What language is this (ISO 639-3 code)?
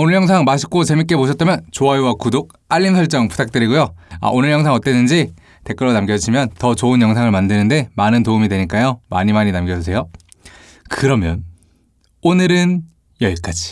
kor